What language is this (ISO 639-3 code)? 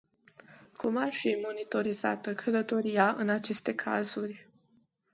ron